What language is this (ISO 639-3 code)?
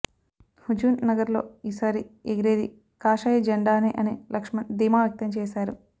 tel